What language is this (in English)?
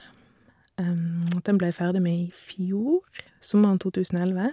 Norwegian